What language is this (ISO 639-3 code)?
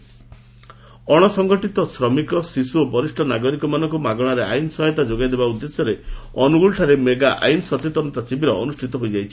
ori